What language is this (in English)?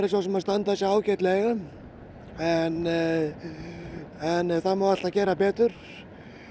Icelandic